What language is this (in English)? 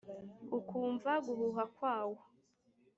Kinyarwanda